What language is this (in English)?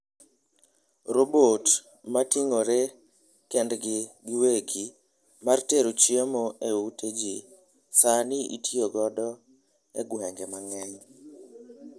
Luo (Kenya and Tanzania)